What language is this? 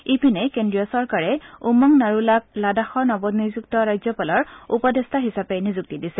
Assamese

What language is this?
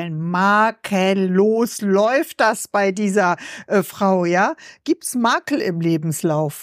German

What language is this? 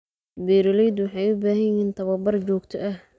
Somali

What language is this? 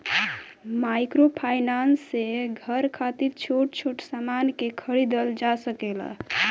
Bhojpuri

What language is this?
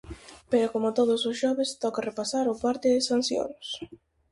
Galician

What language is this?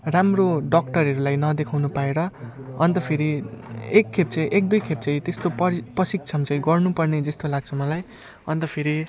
Nepali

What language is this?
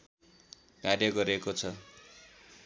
Nepali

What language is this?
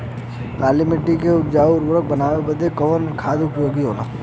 Bhojpuri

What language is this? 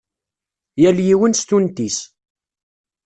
Kabyle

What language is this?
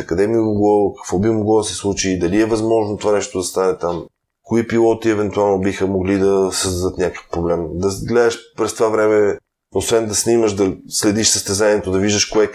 Bulgarian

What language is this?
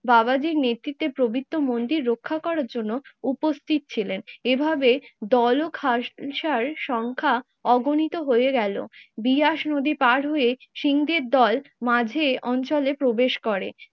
Bangla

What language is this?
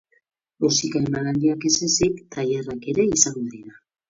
Basque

